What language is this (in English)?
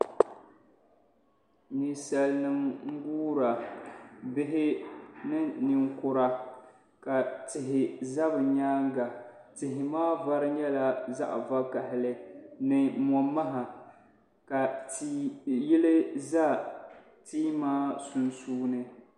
Dagbani